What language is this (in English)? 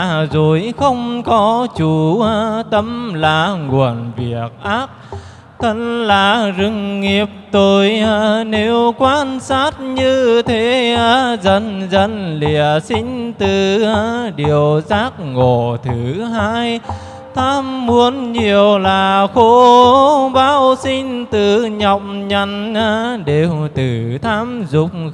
Vietnamese